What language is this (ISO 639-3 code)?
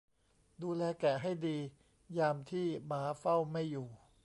tha